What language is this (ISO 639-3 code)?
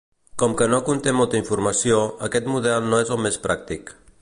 cat